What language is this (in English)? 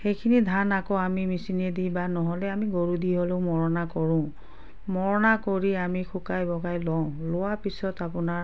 Assamese